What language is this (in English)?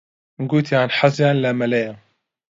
Central Kurdish